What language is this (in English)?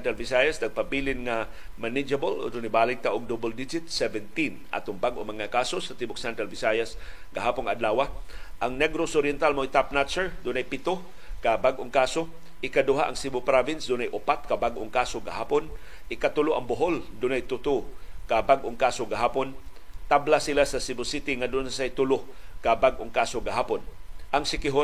Filipino